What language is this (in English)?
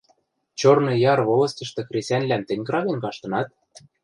Western Mari